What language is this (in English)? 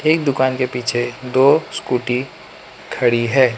Hindi